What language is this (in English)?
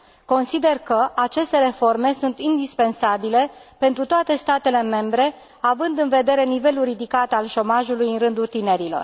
Romanian